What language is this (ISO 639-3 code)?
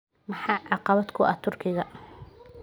som